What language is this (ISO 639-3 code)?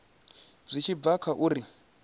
ven